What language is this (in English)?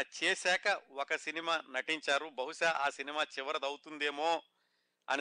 Telugu